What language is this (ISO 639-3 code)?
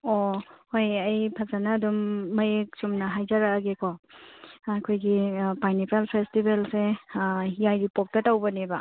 mni